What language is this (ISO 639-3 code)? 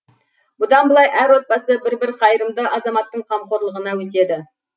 kaz